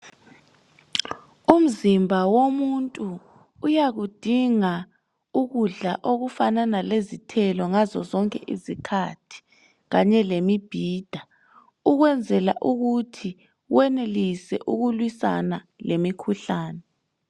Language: North Ndebele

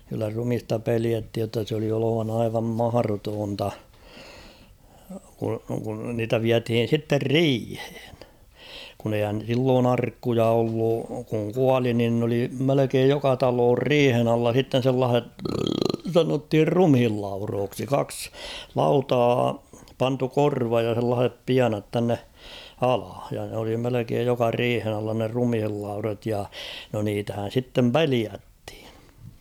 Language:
Finnish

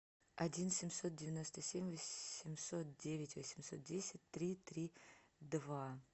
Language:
Russian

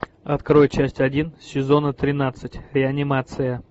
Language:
Russian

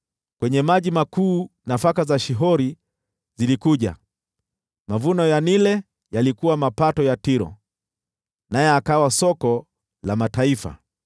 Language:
Swahili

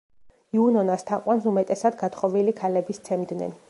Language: Georgian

